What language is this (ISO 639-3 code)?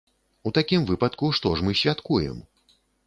bel